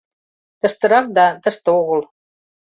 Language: Mari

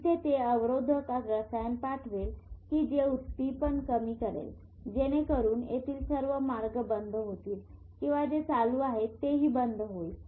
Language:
Marathi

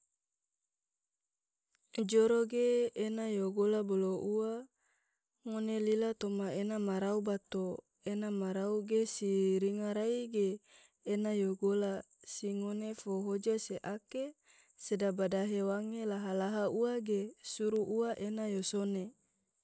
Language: Tidore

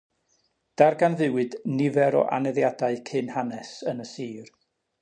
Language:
Welsh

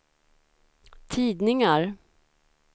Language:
Swedish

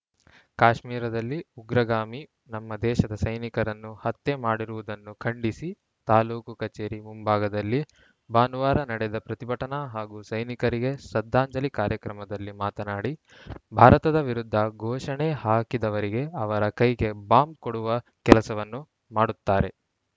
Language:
Kannada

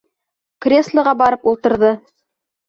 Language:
Bashkir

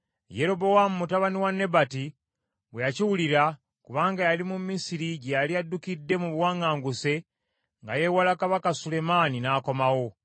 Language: Ganda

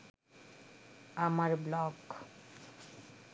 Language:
Bangla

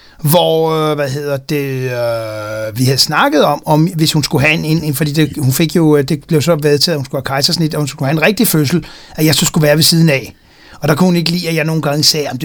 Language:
Danish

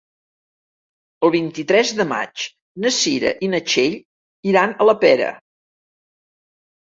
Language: Catalan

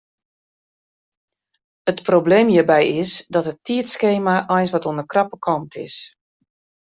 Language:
Western Frisian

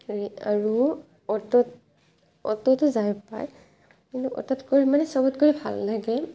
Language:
Assamese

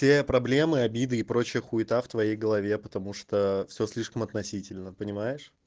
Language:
Russian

